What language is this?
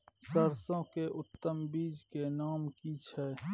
Maithili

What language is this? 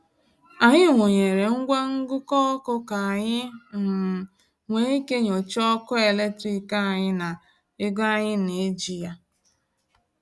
Igbo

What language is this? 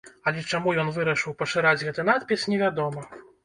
Belarusian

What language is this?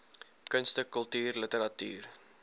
Afrikaans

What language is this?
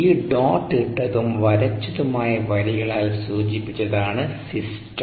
Malayalam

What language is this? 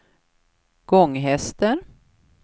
Swedish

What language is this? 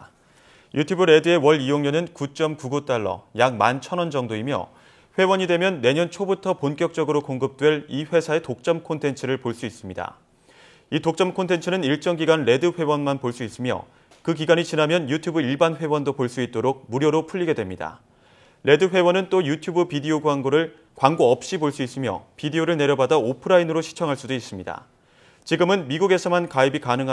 Korean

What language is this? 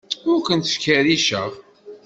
Kabyle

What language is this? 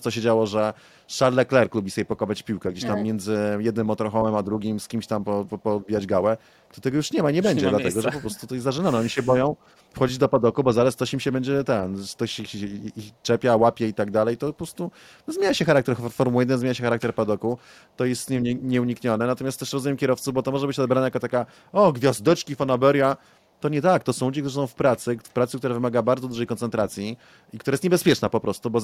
Polish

